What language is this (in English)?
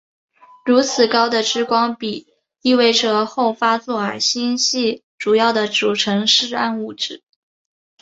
Chinese